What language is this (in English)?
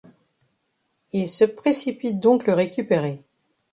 French